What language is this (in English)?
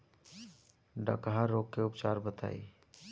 Bhojpuri